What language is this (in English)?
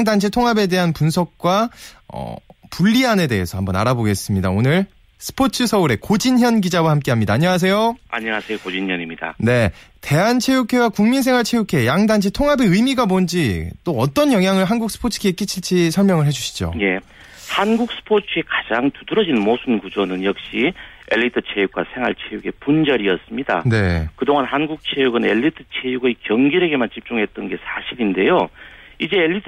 Korean